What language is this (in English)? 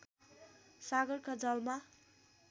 Nepali